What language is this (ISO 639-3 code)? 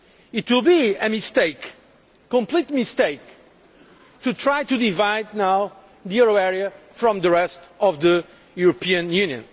eng